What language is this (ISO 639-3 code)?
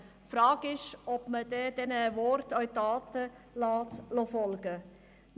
gsw